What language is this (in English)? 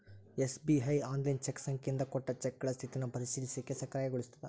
Kannada